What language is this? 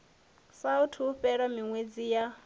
Venda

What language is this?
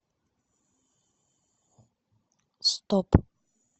Russian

